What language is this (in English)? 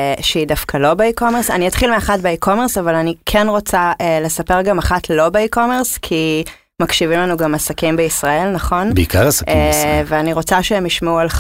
Hebrew